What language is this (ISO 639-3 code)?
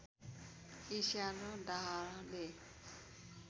nep